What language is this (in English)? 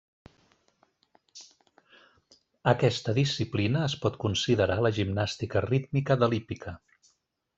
Catalan